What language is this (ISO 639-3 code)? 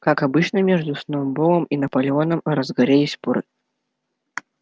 rus